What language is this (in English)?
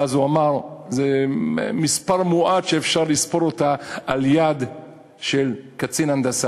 Hebrew